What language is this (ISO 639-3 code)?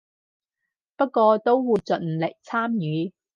yue